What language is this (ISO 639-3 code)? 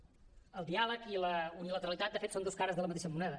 cat